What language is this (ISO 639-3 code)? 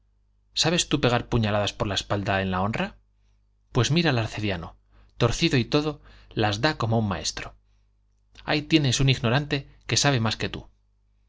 spa